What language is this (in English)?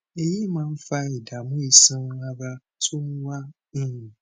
Yoruba